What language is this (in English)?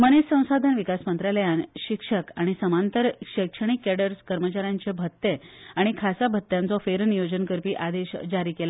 Konkani